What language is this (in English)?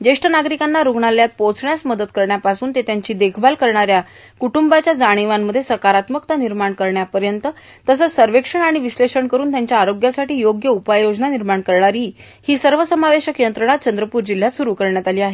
Marathi